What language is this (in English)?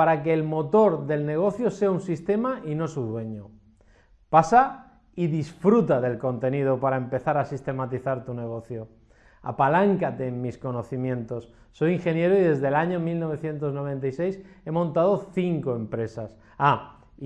Spanish